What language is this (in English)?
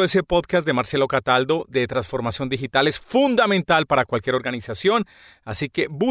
Spanish